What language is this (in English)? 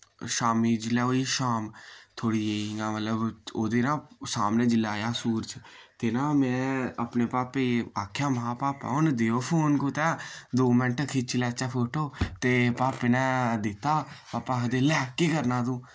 Dogri